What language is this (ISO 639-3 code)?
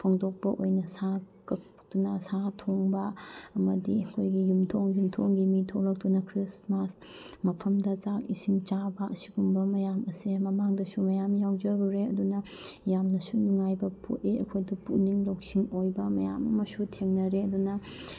mni